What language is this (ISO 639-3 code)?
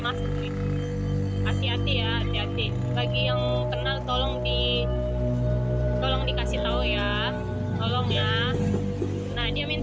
ind